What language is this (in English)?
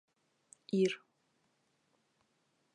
Bashkir